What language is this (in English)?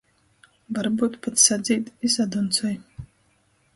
Latgalian